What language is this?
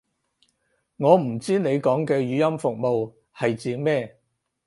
Cantonese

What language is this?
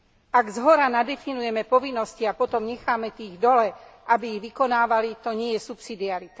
Slovak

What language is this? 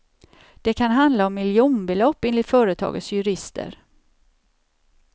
Swedish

